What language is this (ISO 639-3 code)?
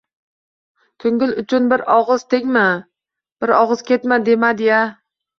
uzb